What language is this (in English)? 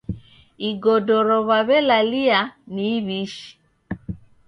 Taita